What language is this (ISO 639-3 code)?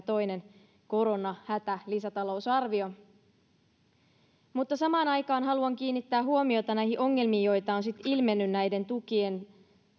fin